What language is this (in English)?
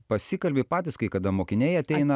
Lithuanian